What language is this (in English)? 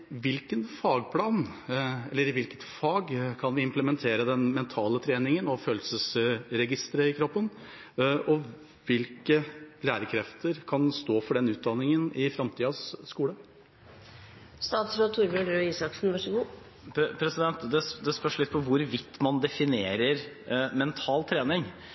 Norwegian Bokmål